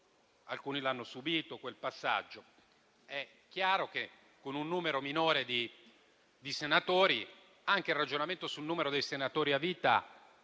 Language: Italian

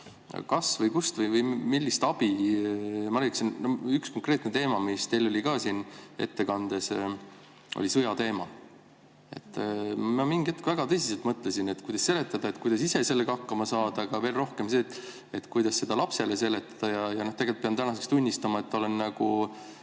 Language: Estonian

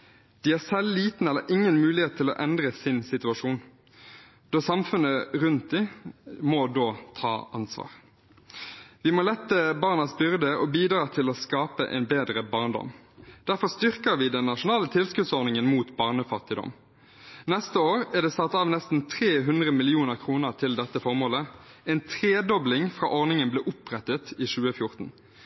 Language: Norwegian Bokmål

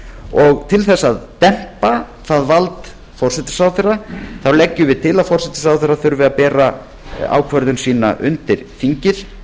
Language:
Icelandic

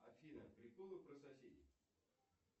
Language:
Russian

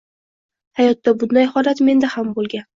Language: Uzbek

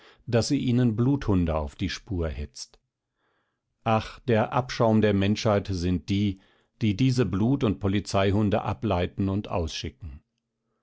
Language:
German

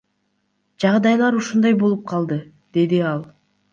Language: Kyrgyz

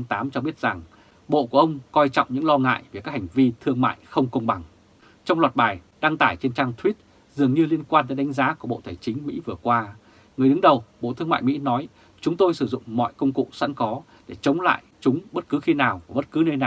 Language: Vietnamese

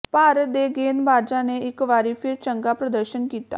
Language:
Punjabi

